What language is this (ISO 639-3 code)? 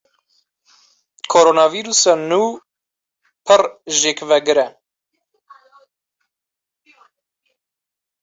kur